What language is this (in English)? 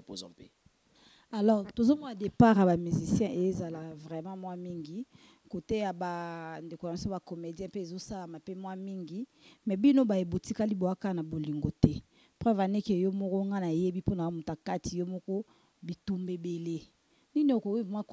French